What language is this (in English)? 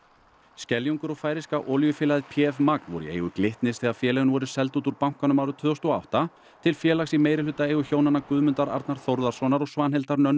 Icelandic